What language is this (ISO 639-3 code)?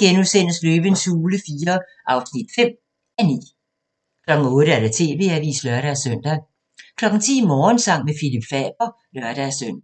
dan